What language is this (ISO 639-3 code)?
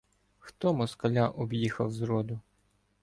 ukr